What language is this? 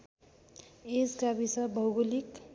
Nepali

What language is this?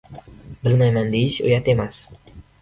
Uzbek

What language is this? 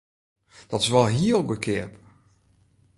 Western Frisian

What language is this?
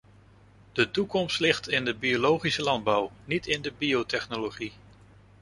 Dutch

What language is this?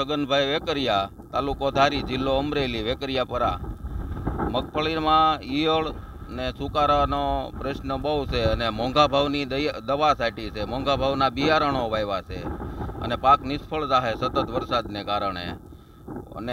Gujarati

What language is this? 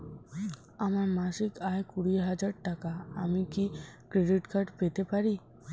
Bangla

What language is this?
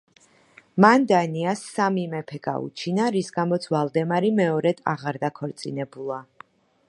Georgian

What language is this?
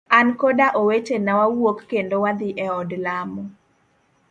Luo (Kenya and Tanzania)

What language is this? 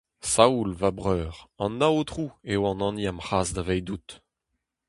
Breton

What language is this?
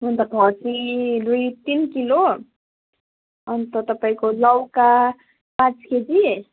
Nepali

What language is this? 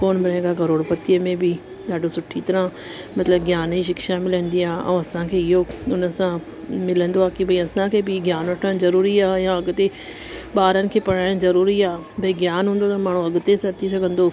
Sindhi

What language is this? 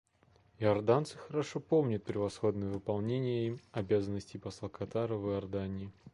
Russian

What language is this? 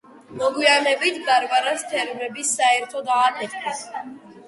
Georgian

